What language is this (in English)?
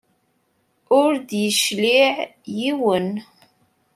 Kabyle